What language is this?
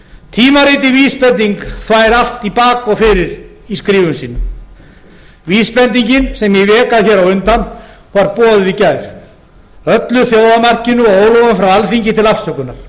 Icelandic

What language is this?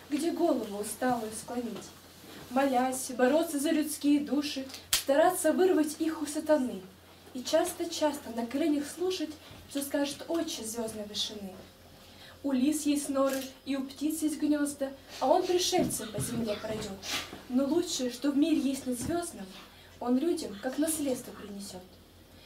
Russian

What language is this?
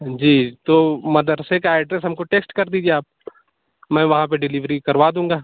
Urdu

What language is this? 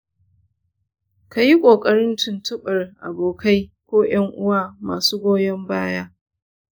Hausa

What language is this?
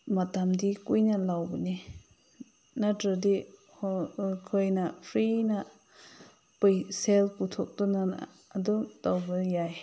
Manipuri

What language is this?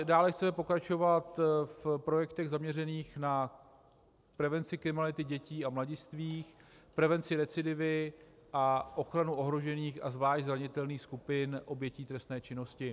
Czech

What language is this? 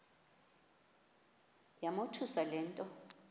Xhosa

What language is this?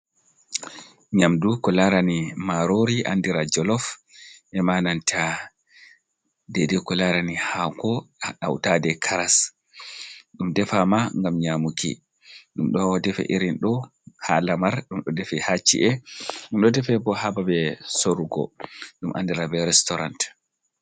Fula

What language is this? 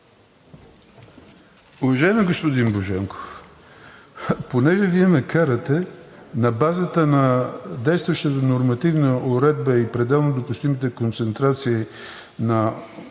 Bulgarian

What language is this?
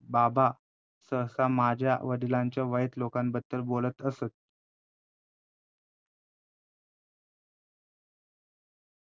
Marathi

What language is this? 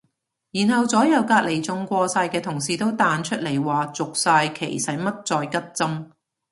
Cantonese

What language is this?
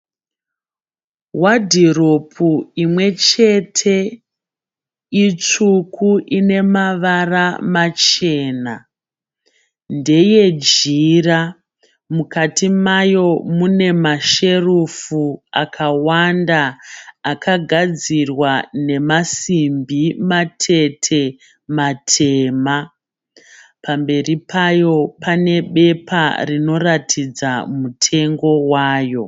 Shona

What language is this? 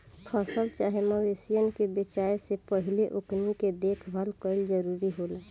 Bhojpuri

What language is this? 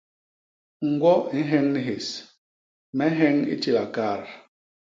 Basaa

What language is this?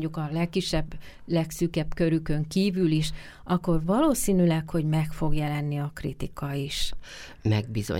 Hungarian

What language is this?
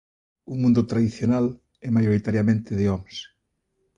Galician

